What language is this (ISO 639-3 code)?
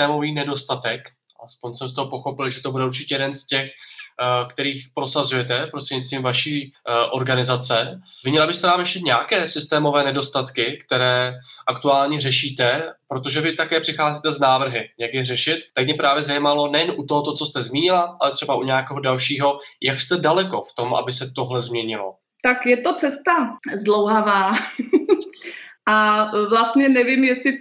ces